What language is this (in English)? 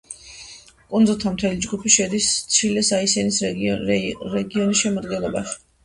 Georgian